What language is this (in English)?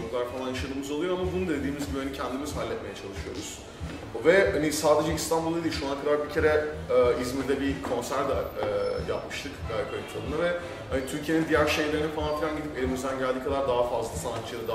Turkish